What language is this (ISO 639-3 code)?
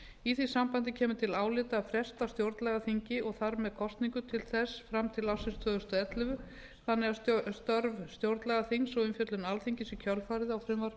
isl